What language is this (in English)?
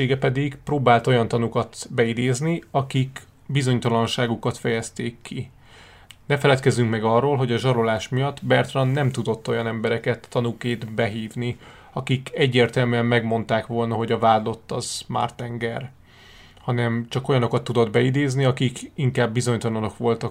Hungarian